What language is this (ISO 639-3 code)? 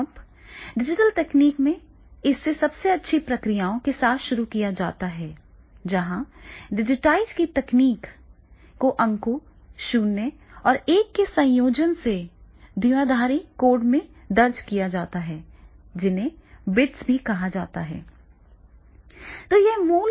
hin